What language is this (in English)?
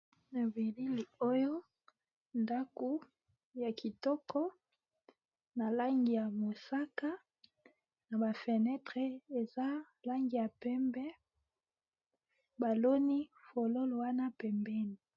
Lingala